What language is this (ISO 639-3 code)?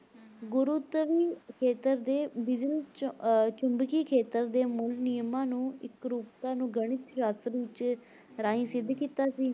pan